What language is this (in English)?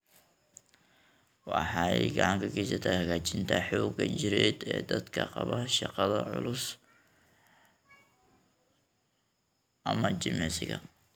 Somali